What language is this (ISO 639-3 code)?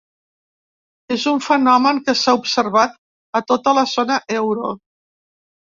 cat